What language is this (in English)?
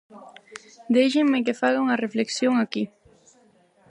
Galician